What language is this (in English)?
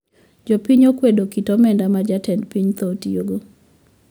Luo (Kenya and Tanzania)